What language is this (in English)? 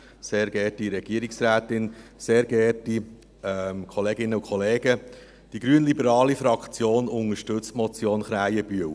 Swiss German